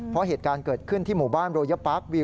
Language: Thai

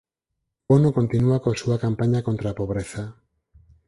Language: Galician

